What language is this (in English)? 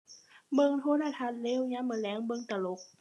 Thai